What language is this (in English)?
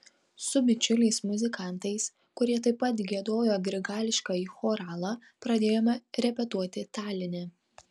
Lithuanian